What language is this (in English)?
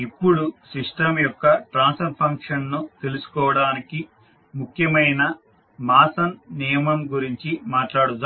Telugu